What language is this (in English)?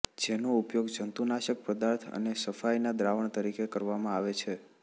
Gujarati